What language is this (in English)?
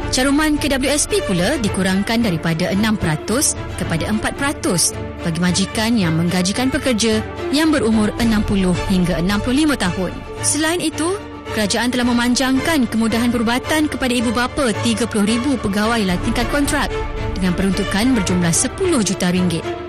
Malay